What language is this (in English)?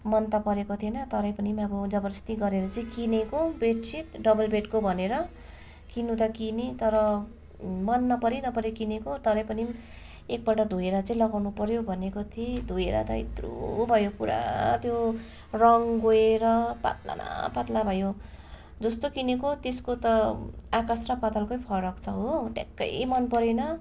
Nepali